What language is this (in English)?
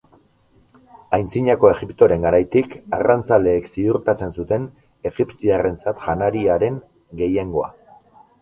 Basque